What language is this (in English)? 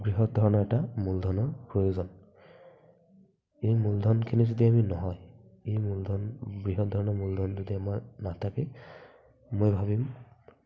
Assamese